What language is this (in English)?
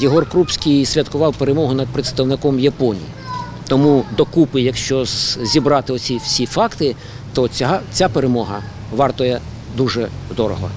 Ukrainian